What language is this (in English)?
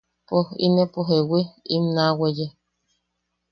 Yaqui